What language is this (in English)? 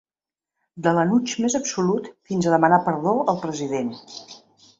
Catalan